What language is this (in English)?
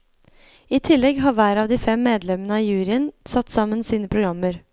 Norwegian